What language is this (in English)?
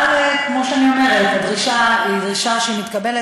Hebrew